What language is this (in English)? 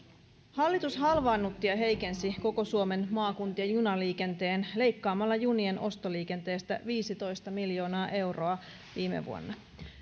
Finnish